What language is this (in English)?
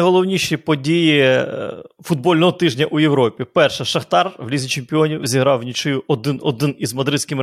Ukrainian